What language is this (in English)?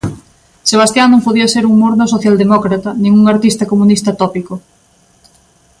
Galician